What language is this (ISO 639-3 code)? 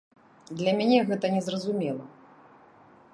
bel